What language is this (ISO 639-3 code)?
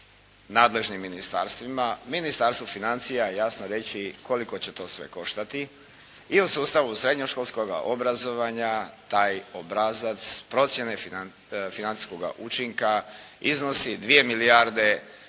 hrv